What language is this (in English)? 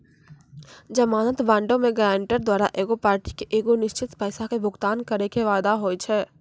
Maithili